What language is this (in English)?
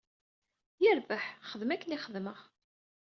Kabyle